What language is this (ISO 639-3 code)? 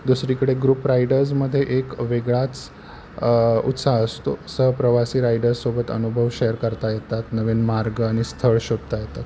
mar